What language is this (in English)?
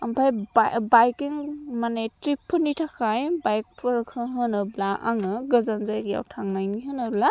Bodo